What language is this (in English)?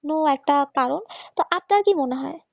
Bangla